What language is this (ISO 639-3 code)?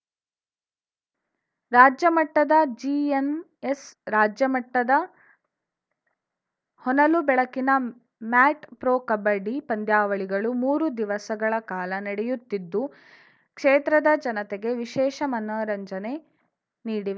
kan